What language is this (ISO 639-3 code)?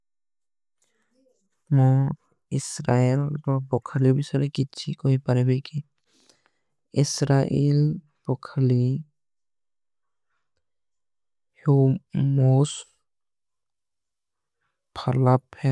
uki